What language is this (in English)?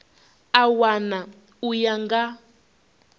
Venda